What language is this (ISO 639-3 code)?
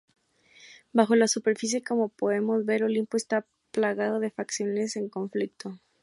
spa